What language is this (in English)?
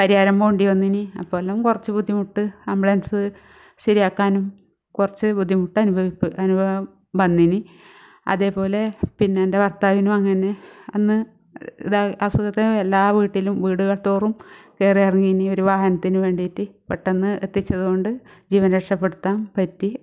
Malayalam